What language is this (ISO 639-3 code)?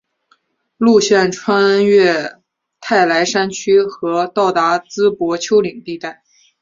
zho